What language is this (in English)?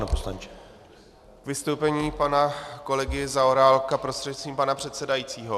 Czech